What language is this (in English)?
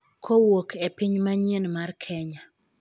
Luo (Kenya and Tanzania)